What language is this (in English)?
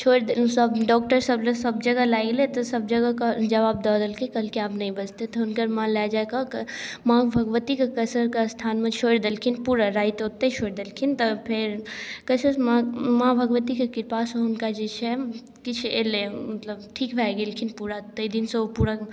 Maithili